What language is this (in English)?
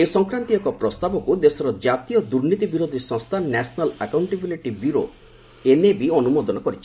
Odia